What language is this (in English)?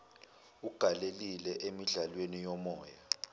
Zulu